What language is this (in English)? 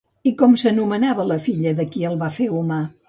Catalan